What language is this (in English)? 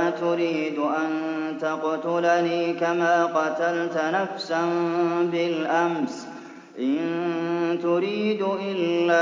Arabic